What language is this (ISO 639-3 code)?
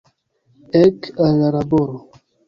epo